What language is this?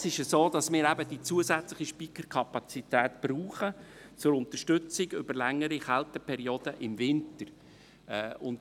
Swiss German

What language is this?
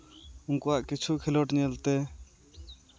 Santali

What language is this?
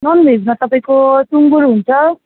Nepali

